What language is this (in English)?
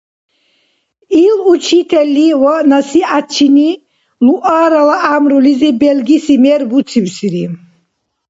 Dargwa